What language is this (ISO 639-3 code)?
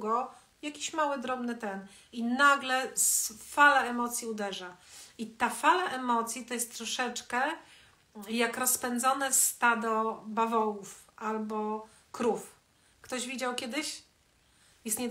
pol